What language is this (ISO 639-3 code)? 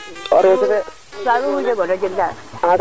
srr